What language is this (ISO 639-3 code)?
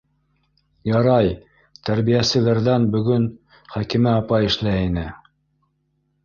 bak